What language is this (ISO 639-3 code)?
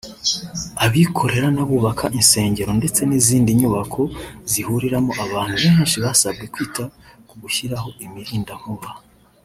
kin